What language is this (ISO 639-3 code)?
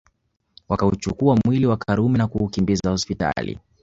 swa